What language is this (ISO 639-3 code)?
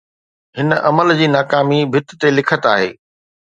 snd